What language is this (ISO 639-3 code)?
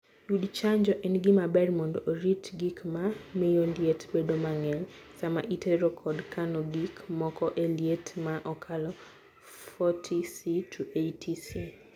luo